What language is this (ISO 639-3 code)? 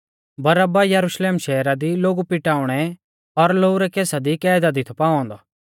bfz